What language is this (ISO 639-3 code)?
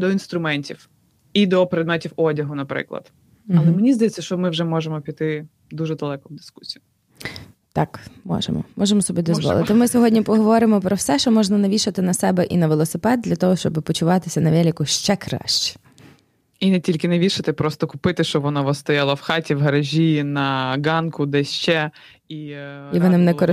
ukr